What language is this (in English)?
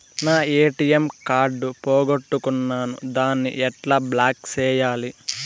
Telugu